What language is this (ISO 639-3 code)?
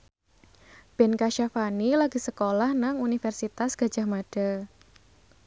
jav